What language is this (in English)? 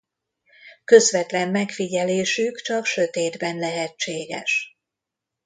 Hungarian